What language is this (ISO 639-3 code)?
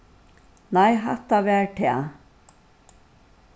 fao